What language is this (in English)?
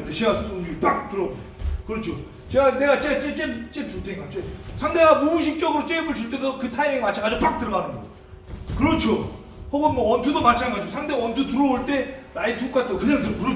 Korean